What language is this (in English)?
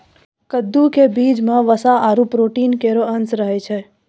Maithili